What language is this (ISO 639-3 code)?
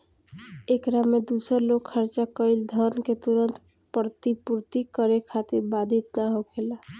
bho